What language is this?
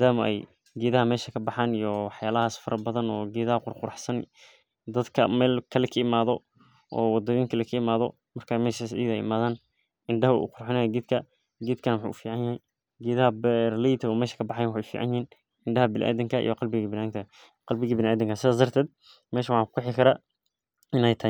Somali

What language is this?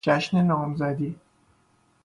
Persian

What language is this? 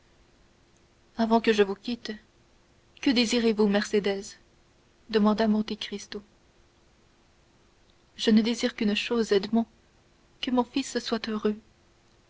French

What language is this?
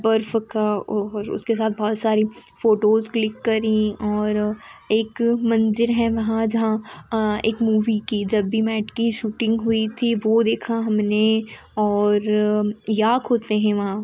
Hindi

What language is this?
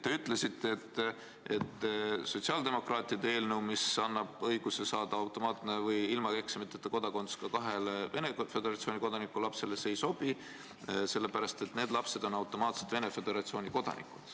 Estonian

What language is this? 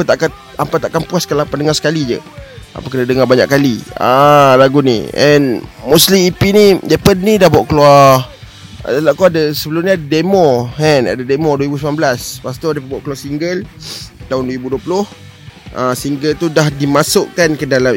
Malay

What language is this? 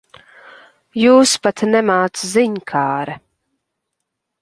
Latvian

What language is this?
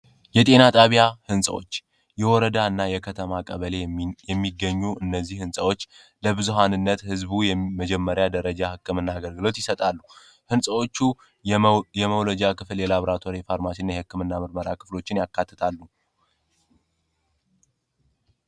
Amharic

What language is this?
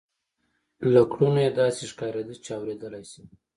Pashto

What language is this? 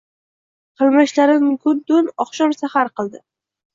Uzbek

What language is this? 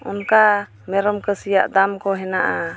Santali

